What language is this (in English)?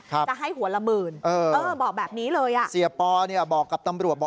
Thai